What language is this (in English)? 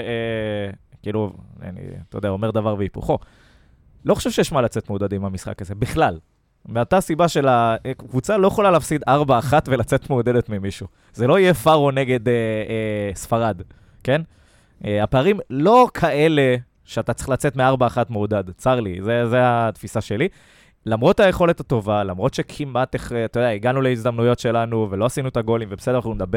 Hebrew